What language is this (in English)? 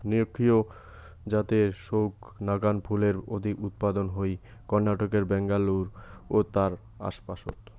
Bangla